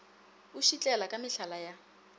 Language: Northern Sotho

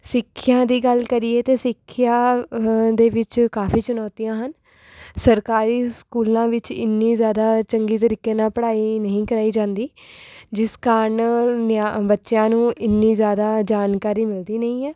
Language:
Punjabi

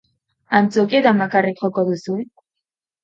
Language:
Basque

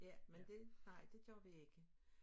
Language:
Danish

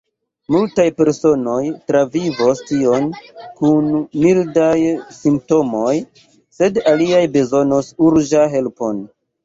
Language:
Esperanto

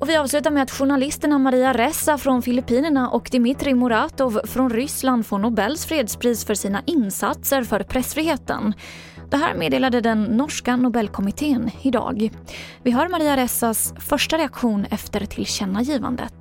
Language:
Swedish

